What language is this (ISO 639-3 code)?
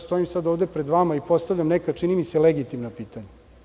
srp